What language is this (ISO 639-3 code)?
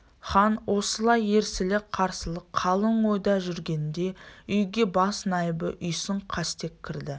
kaz